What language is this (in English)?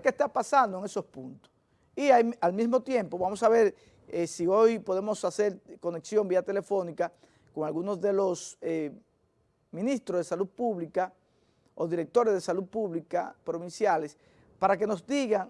Spanish